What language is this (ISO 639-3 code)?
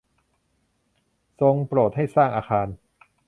tha